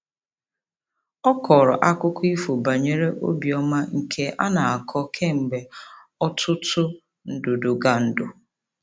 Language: Igbo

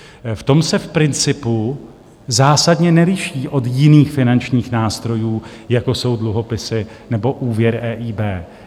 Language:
Czech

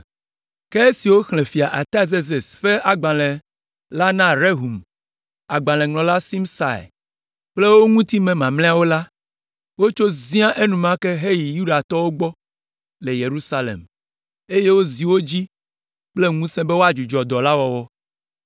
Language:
Ewe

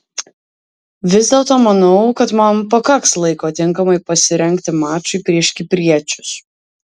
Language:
Lithuanian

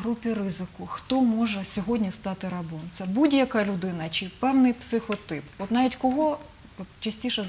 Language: Ukrainian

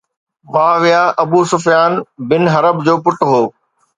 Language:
Sindhi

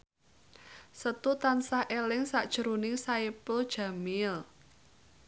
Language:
Javanese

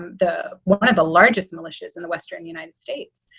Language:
English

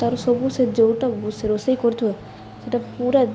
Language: Odia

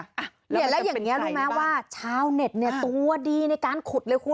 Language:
Thai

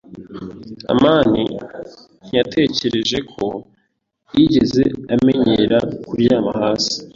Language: Kinyarwanda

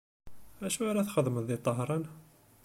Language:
Kabyle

